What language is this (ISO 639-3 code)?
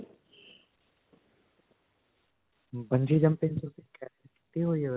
pan